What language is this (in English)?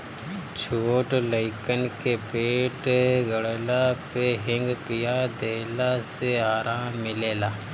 Bhojpuri